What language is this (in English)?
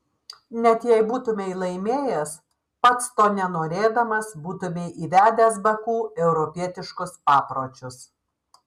Lithuanian